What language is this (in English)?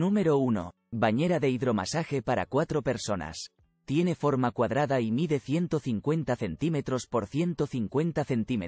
Spanish